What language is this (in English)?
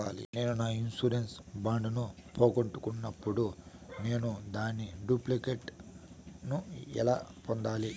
Telugu